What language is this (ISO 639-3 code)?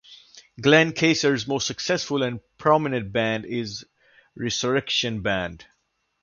eng